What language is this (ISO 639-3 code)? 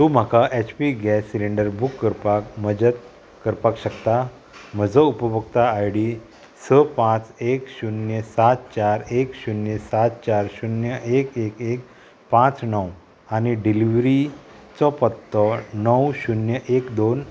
kok